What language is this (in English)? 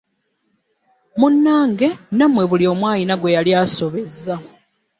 Ganda